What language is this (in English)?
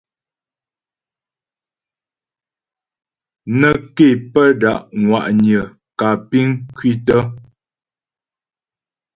Ghomala